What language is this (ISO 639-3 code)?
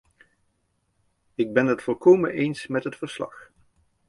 nld